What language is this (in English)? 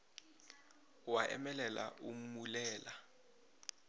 Northern Sotho